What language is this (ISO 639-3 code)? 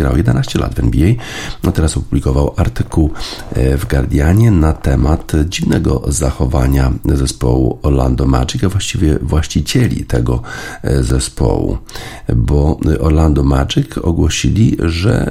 pol